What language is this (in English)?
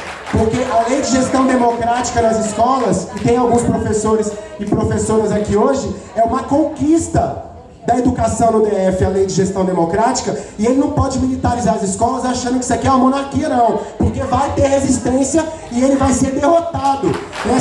Portuguese